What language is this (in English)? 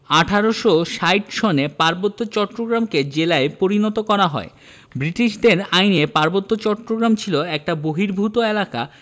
Bangla